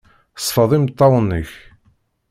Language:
Kabyle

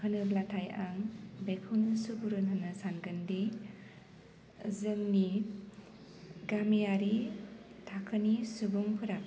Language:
Bodo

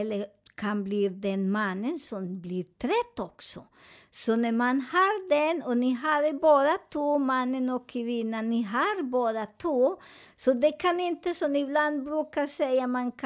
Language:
Swedish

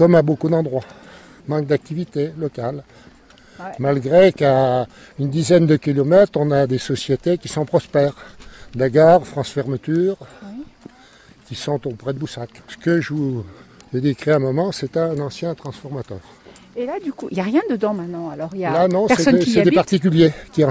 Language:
French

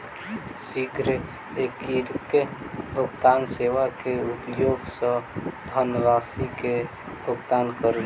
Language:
Maithili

